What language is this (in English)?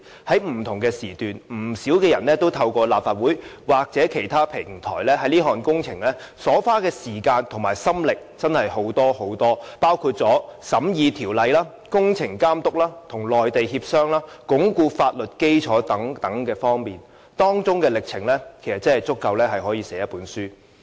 Cantonese